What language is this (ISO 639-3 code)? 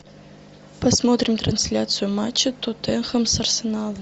rus